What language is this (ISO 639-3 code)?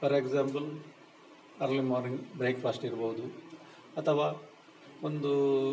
kan